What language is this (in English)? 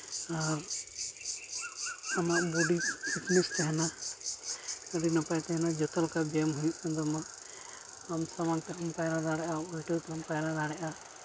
Santali